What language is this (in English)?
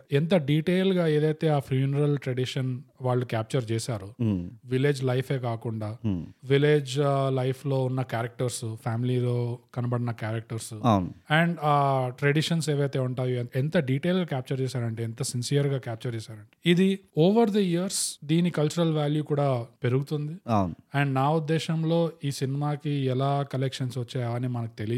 Telugu